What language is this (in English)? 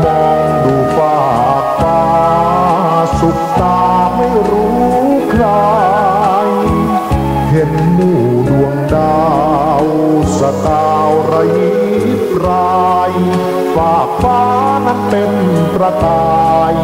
Thai